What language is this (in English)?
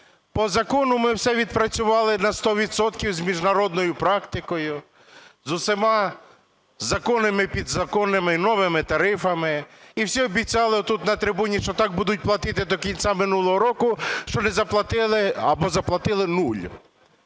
Ukrainian